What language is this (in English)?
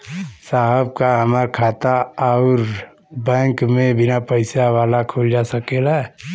Bhojpuri